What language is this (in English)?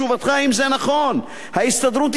Hebrew